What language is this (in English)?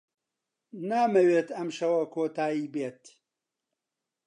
Central Kurdish